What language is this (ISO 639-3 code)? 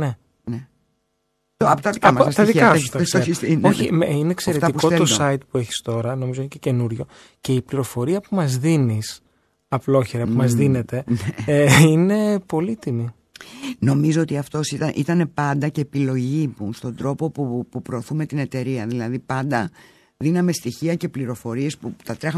ell